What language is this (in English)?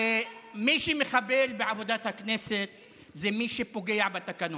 Hebrew